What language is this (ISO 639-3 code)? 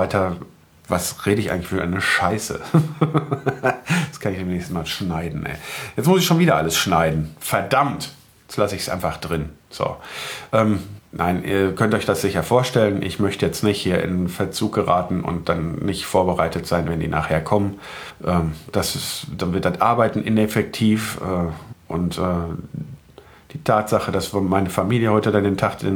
deu